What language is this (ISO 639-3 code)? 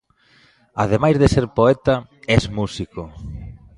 glg